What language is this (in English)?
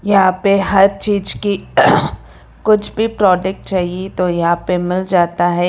Hindi